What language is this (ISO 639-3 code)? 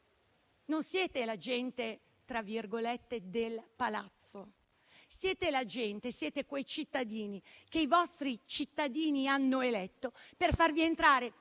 ita